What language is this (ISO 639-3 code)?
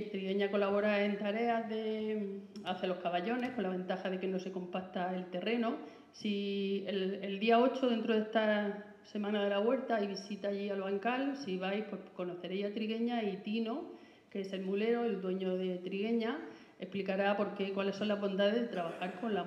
spa